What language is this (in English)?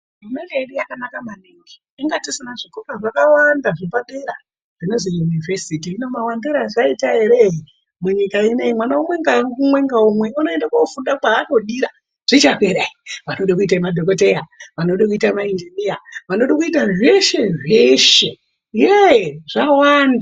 Ndau